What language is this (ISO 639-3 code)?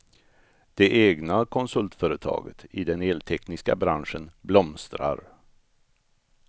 swe